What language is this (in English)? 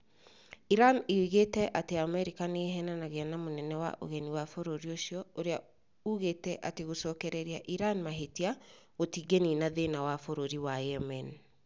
Kikuyu